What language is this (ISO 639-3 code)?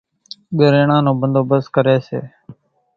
gjk